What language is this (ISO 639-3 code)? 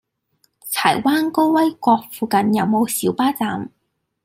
yue